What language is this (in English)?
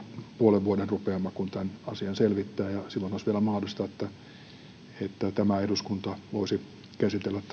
Finnish